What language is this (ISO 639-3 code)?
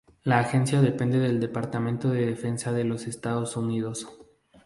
spa